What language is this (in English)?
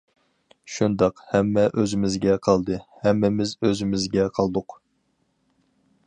Uyghur